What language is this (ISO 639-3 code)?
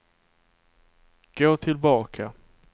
swe